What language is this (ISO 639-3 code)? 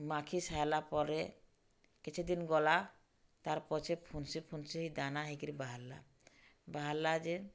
ori